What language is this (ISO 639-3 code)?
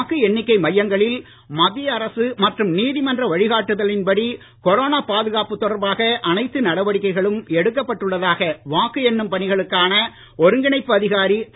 tam